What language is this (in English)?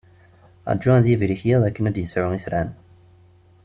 Kabyle